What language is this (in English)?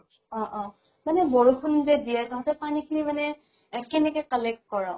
Assamese